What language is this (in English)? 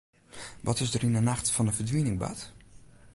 Western Frisian